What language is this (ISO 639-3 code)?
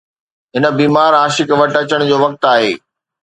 snd